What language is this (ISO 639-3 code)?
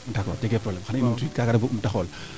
srr